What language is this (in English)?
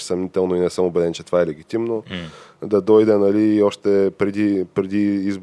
Bulgarian